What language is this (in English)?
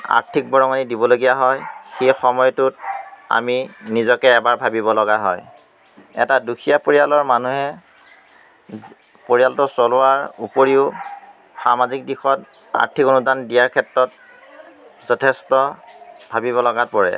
Assamese